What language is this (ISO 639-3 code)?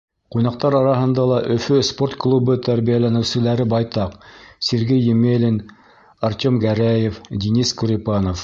bak